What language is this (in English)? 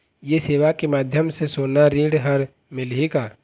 Chhattisgarhi